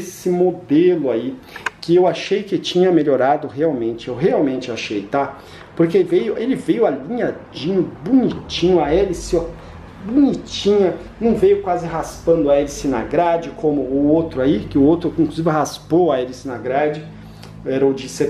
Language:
Portuguese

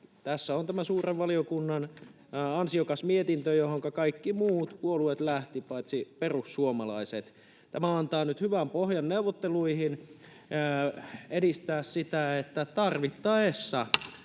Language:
Finnish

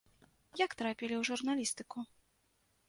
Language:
Belarusian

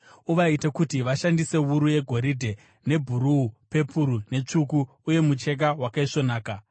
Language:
Shona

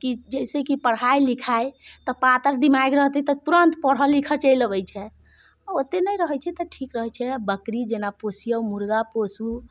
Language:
Maithili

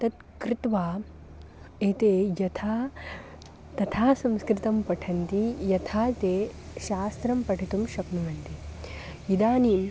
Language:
Sanskrit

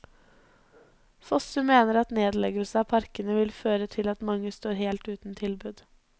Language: Norwegian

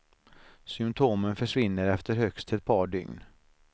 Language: Swedish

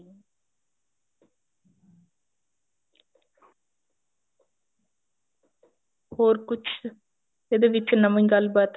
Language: Punjabi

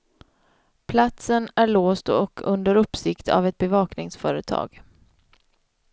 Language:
Swedish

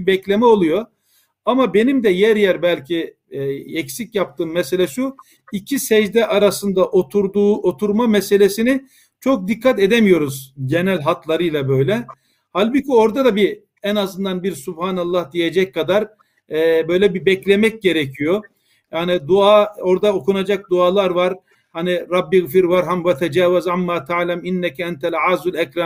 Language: Turkish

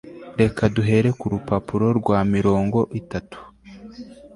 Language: Kinyarwanda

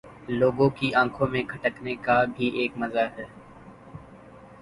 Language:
Urdu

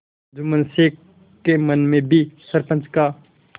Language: Hindi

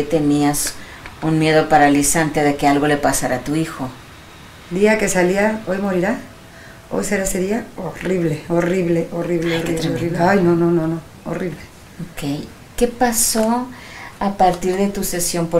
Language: Spanish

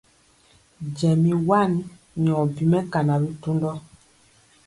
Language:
Mpiemo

